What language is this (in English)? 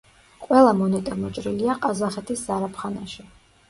Georgian